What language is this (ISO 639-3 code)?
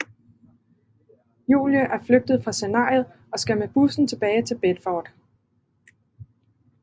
dan